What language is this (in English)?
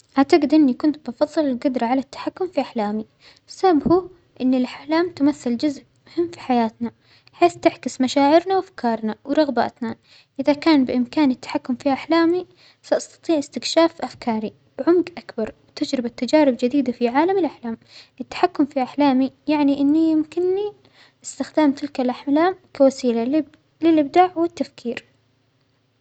Omani Arabic